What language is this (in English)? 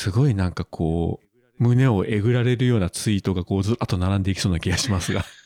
Japanese